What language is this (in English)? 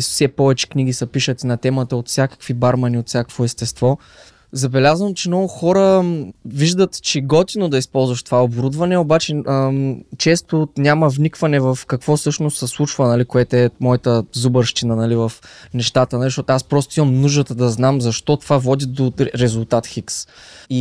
Bulgarian